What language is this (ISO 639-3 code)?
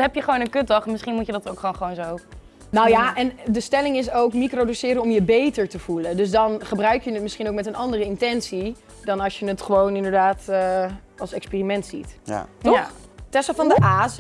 nld